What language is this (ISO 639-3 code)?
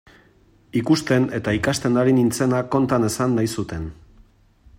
eus